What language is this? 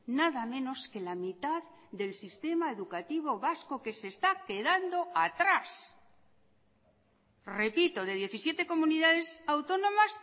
Spanish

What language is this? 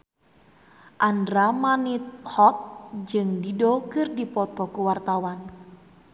Sundanese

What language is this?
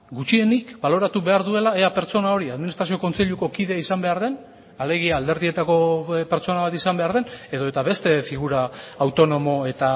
Basque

